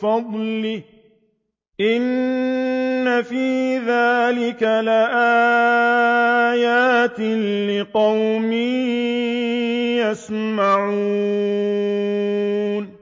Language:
Arabic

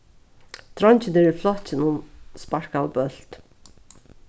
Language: Faroese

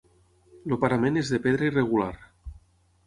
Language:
Catalan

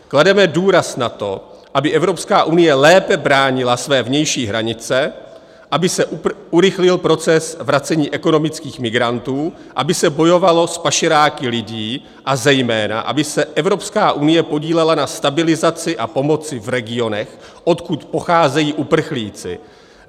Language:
Czech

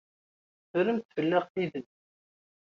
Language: Kabyle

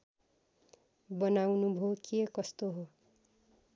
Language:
Nepali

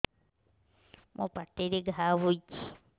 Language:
Odia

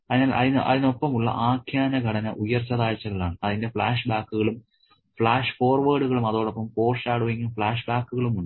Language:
Malayalam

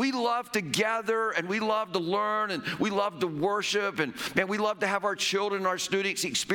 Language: English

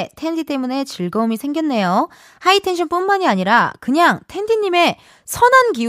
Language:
Korean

